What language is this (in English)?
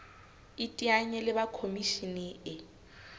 Southern Sotho